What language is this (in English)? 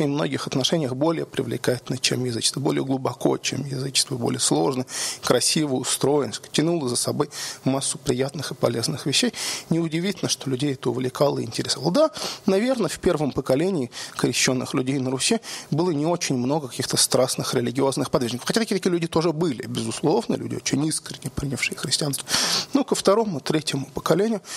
Russian